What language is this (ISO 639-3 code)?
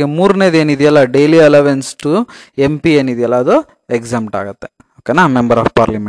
kan